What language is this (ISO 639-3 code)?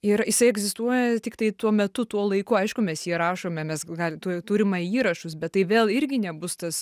lit